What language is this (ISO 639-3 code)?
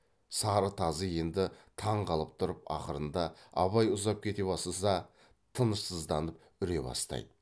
kaz